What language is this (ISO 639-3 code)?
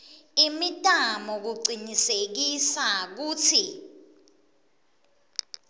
ssw